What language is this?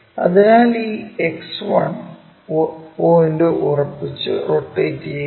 Malayalam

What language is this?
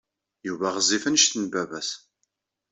Kabyle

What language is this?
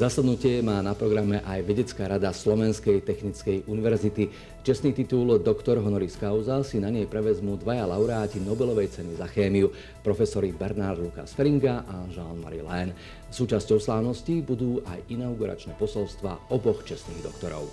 Slovak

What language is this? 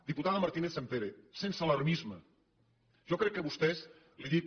Catalan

